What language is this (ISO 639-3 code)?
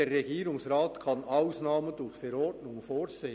gsw